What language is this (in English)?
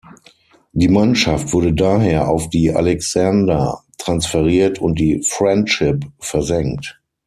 German